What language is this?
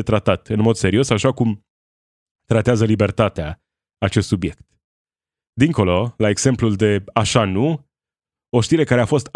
Romanian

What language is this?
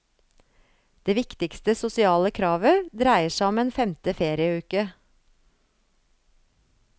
Norwegian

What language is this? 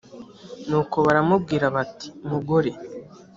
Kinyarwanda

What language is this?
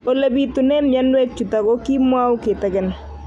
Kalenjin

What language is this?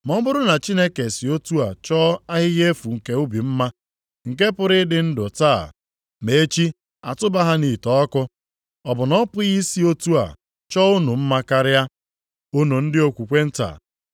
Igbo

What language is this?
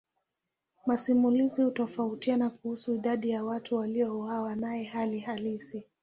Swahili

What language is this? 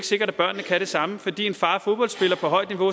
Danish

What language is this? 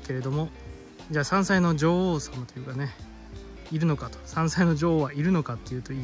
Japanese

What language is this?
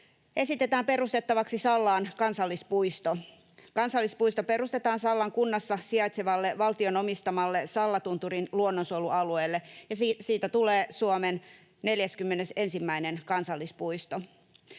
Finnish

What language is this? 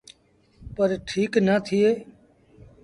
Sindhi Bhil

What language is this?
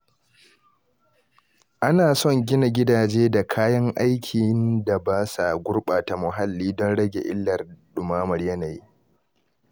Hausa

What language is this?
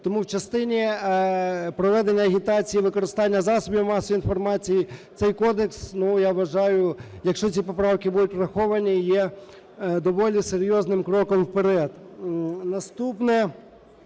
Ukrainian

